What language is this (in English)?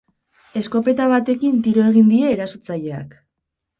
Basque